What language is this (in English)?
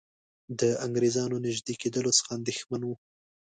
Pashto